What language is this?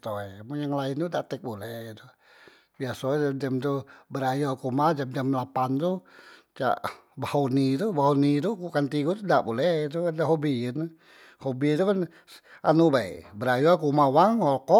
Musi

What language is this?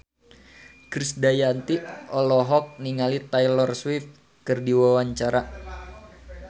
Sundanese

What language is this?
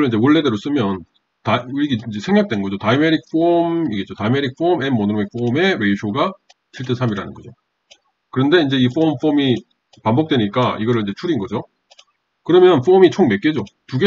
Korean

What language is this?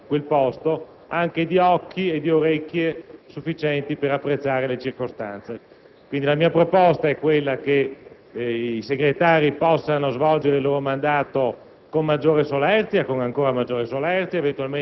Italian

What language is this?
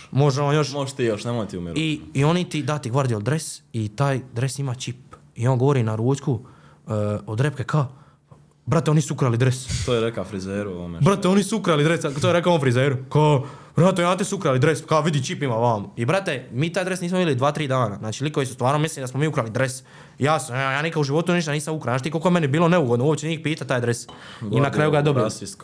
Croatian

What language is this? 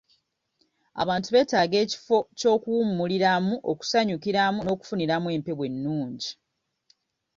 Ganda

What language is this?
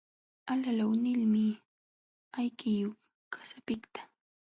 Jauja Wanca Quechua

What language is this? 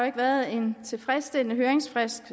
Danish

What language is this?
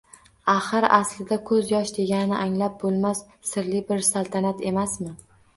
Uzbek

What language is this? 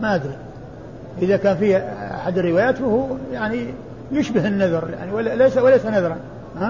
Arabic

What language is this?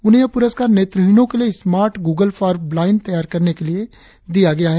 Hindi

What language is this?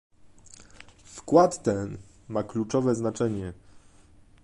Polish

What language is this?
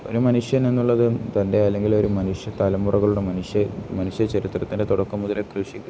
Malayalam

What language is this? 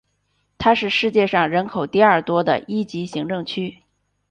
Chinese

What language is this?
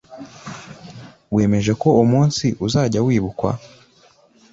Kinyarwanda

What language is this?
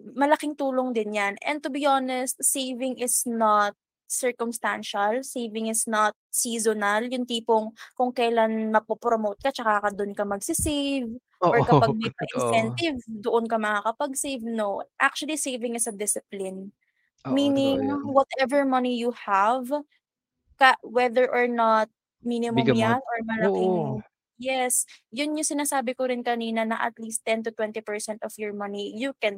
Filipino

